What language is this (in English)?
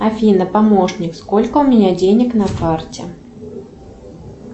Russian